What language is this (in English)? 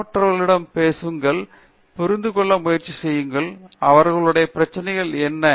Tamil